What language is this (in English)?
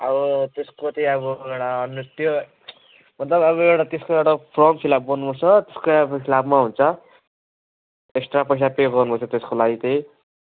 Nepali